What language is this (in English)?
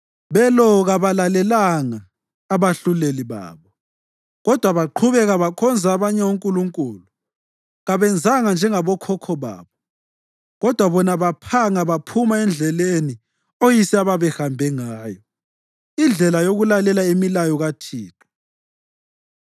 North Ndebele